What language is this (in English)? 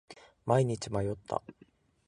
Japanese